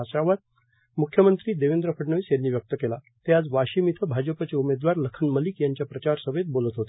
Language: Marathi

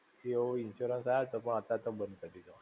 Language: Gujarati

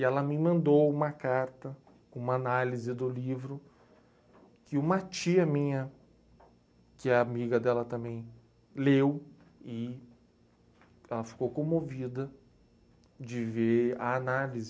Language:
Portuguese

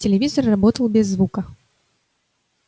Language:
Russian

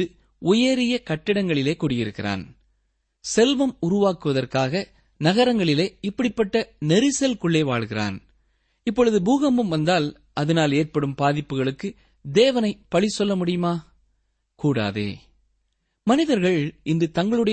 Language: Tamil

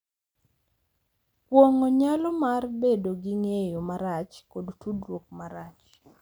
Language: Luo (Kenya and Tanzania)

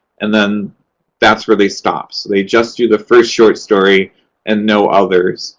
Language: English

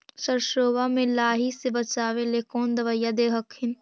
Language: Magahi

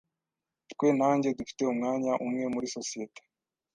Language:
Kinyarwanda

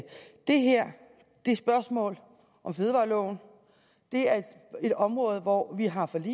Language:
Danish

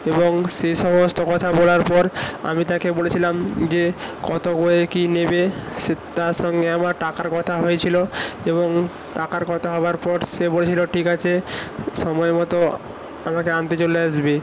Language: Bangla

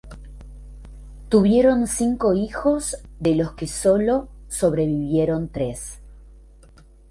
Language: Spanish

